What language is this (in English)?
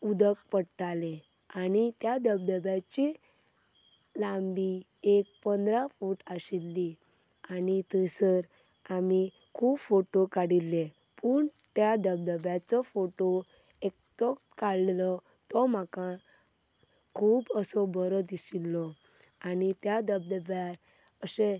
Konkani